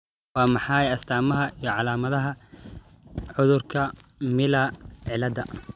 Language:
Somali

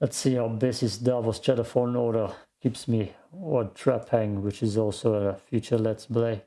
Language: English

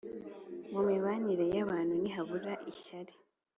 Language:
Kinyarwanda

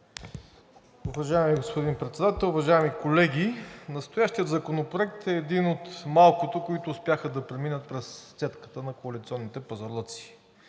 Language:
Bulgarian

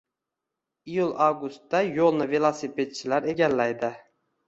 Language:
Uzbek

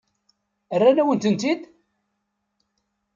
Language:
Kabyle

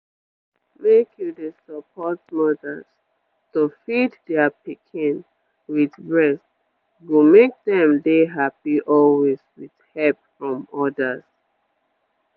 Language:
Nigerian Pidgin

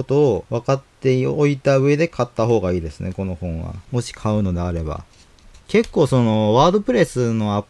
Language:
Japanese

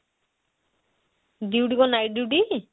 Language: Odia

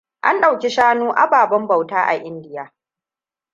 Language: Hausa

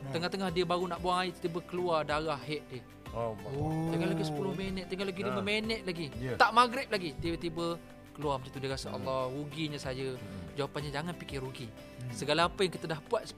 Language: Malay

